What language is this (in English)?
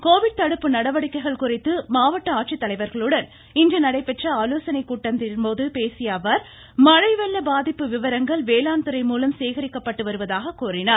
Tamil